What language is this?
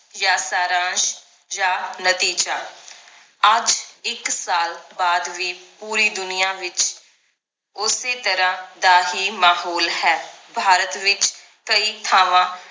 Punjabi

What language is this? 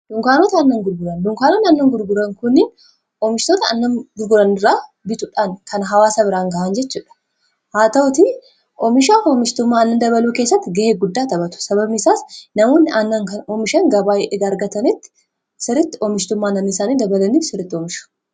Oromo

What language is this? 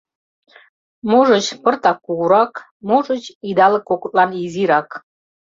Mari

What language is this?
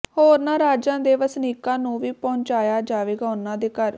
Punjabi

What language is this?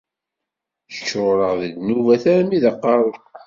Kabyle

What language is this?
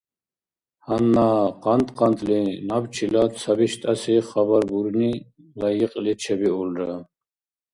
Dargwa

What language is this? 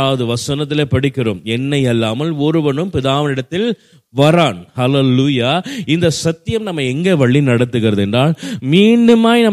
Tamil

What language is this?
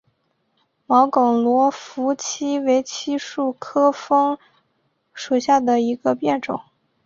Chinese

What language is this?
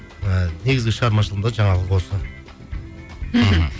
Kazakh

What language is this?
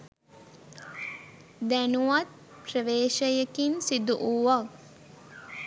Sinhala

